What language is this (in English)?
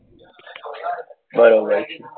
Gujarati